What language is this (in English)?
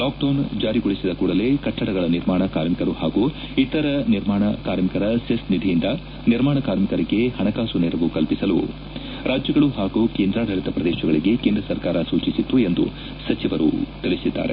Kannada